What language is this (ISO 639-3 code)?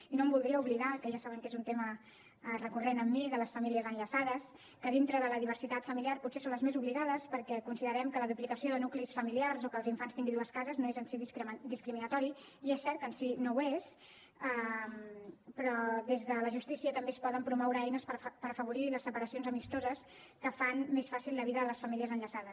cat